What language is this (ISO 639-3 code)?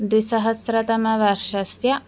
san